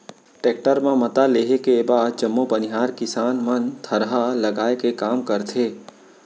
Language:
Chhattisgarhi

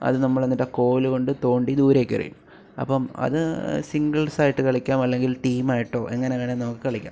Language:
Malayalam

